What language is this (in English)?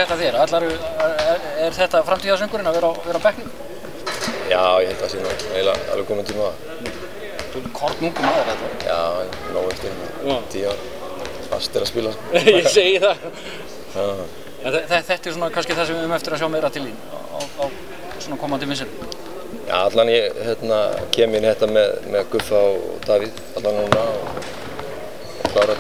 Greek